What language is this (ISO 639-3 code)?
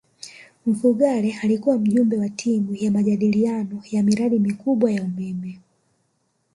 swa